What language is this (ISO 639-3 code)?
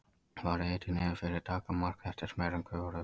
isl